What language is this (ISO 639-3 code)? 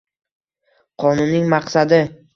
uzb